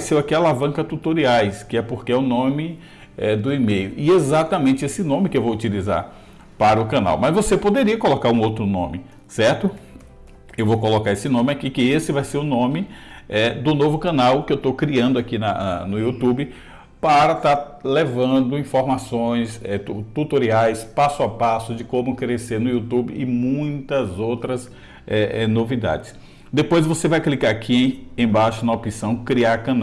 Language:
Portuguese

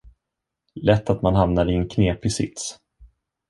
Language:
Swedish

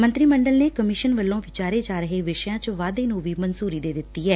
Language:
Punjabi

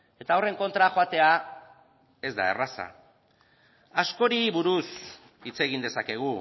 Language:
Basque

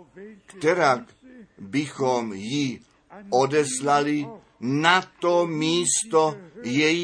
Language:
Czech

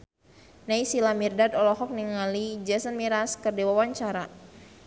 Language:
Sundanese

